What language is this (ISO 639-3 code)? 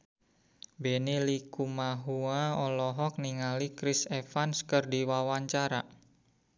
sun